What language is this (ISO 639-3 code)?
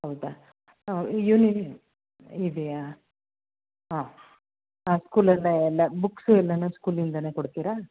kan